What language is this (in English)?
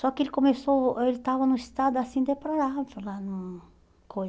Portuguese